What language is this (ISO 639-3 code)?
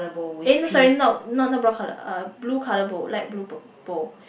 eng